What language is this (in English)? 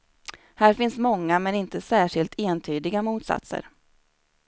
Swedish